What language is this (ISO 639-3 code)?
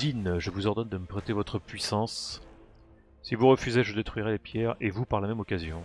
fra